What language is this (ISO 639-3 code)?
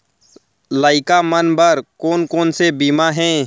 hne